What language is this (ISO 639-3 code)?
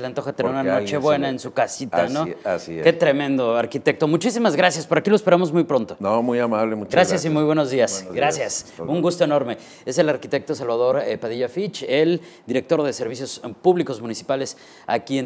spa